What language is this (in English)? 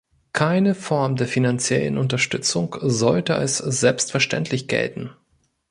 German